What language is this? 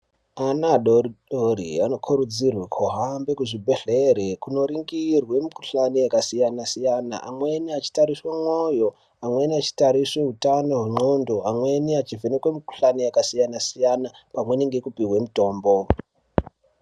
Ndau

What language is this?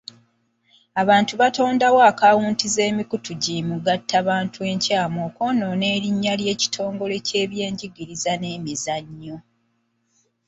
Ganda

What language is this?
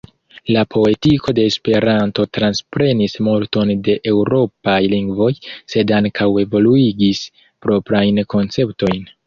Esperanto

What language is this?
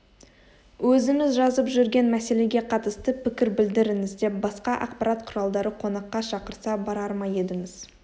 Kazakh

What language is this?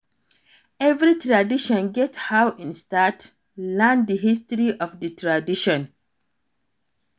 Nigerian Pidgin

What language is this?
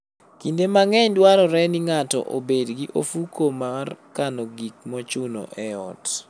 Luo (Kenya and Tanzania)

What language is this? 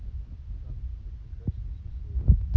Russian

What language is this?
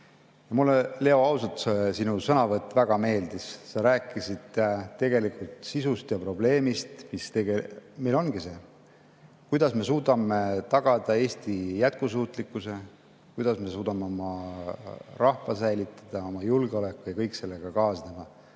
Estonian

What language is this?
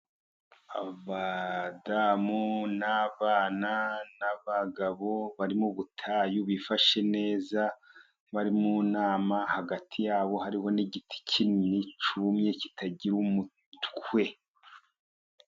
Kinyarwanda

